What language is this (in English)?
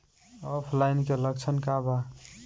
Bhojpuri